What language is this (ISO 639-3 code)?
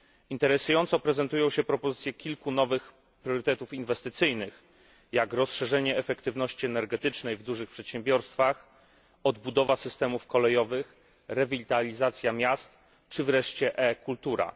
pol